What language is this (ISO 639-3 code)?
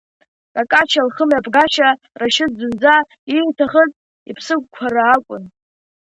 abk